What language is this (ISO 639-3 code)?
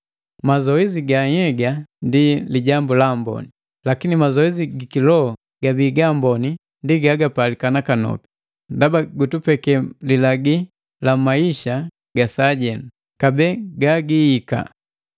mgv